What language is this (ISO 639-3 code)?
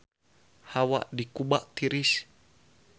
sun